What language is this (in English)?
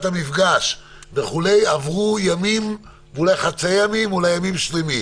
Hebrew